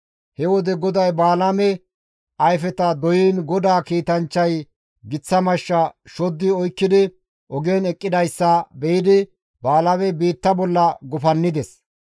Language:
Gamo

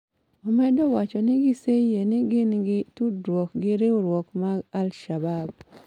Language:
Luo (Kenya and Tanzania)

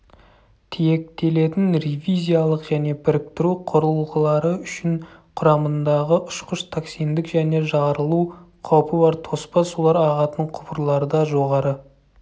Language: Kazakh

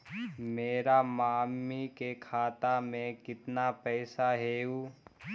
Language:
Magahi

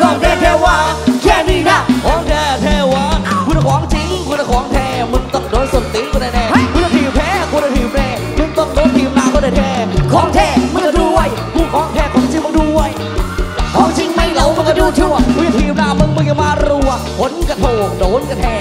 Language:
Thai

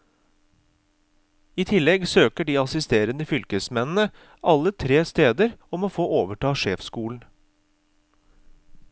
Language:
Norwegian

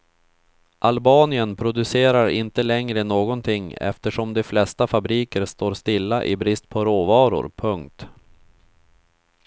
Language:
Swedish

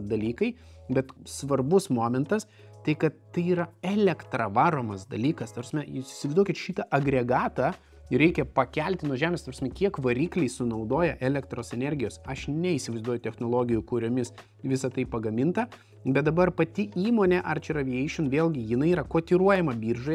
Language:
Lithuanian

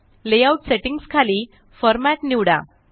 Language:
Marathi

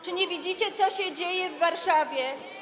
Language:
Polish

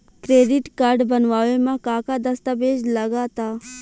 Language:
Bhojpuri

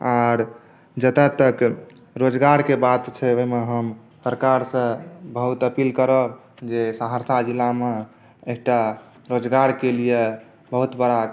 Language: Maithili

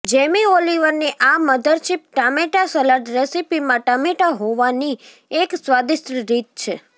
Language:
Gujarati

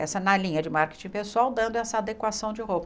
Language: Portuguese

